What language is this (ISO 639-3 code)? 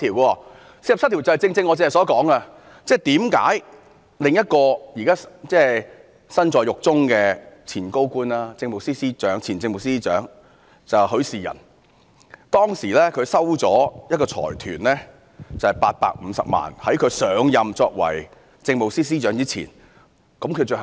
yue